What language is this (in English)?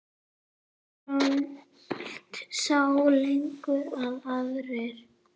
Icelandic